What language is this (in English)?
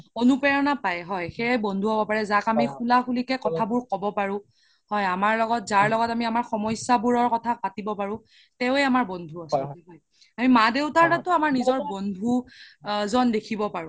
Assamese